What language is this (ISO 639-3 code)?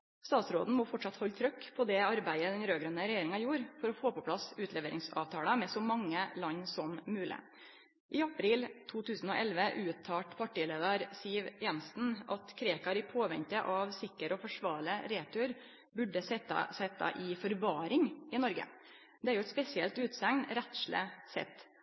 nno